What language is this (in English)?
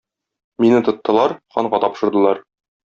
Tatar